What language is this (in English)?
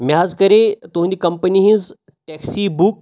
Kashmiri